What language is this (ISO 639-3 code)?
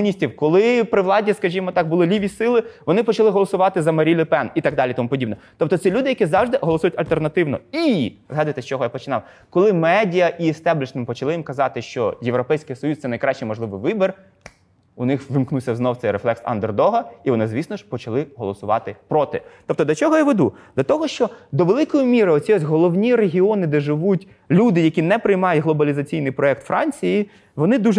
ukr